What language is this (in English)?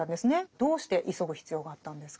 Japanese